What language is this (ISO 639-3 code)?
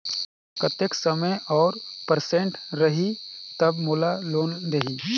hne